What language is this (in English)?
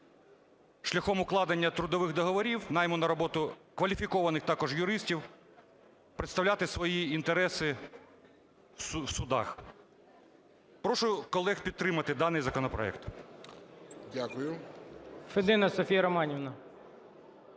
Ukrainian